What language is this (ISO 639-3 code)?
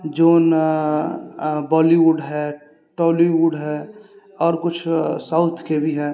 mai